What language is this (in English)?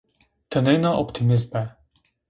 Zaza